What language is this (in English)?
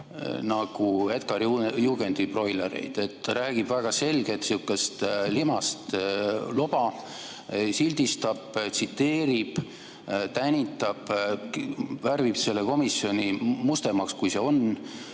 Estonian